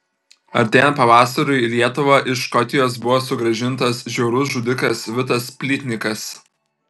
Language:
Lithuanian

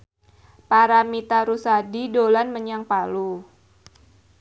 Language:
Javanese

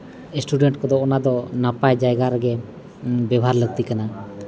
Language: Santali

